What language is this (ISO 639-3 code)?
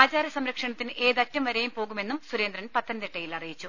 mal